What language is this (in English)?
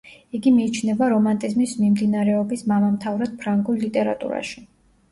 Georgian